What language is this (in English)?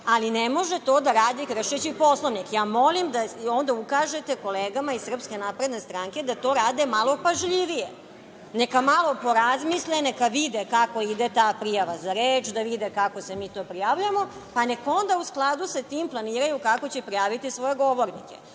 Serbian